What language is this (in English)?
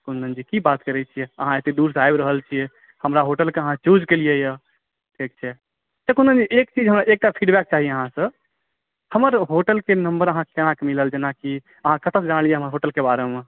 Maithili